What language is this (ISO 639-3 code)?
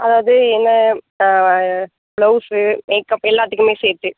tam